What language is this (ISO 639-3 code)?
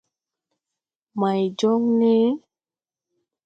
tui